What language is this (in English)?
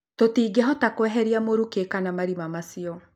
Kikuyu